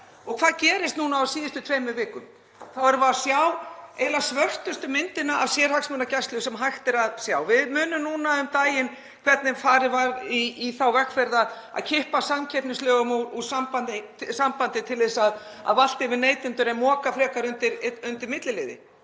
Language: Icelandic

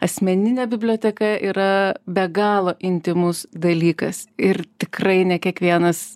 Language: Lithuanian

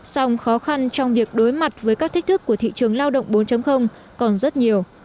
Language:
Vietnamese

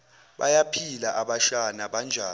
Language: Zulu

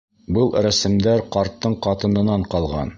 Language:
Bashkir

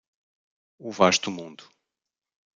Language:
Portuguese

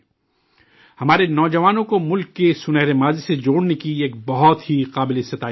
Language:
Urdu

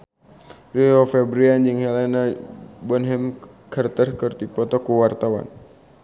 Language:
Sundanese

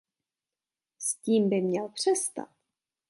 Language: Czech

